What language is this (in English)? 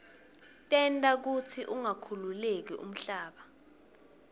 Swati